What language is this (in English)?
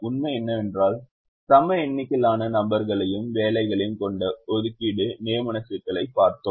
Tamil